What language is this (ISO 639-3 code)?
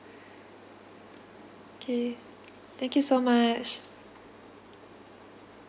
eng